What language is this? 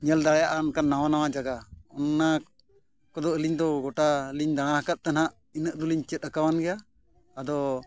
Santali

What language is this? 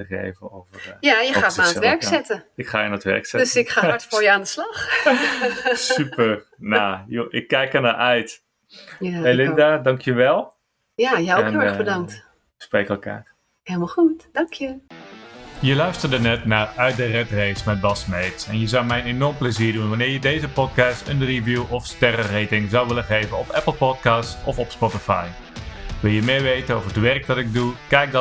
Dutch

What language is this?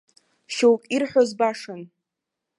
Abkhazian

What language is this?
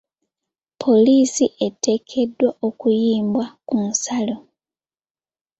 Ganda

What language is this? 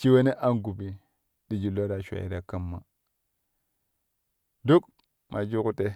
Kushi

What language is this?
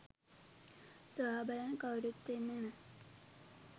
Sinhala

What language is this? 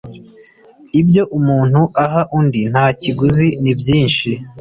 Kinyarwanda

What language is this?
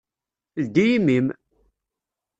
Kabyle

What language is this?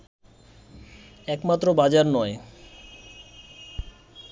Bangla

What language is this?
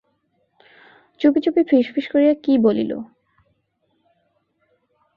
Bangla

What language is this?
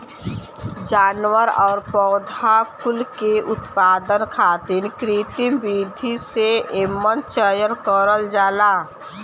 Bhojpuri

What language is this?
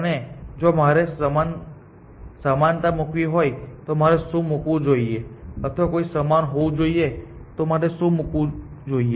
Gujarati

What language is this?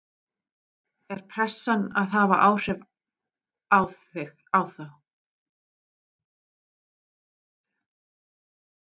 Icelandic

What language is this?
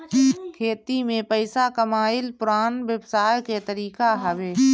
Bhojpuri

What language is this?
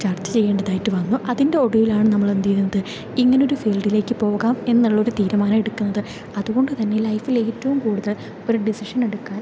Malayalam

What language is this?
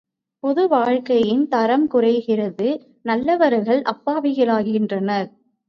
Tamil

